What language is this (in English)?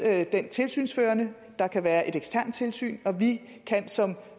Danish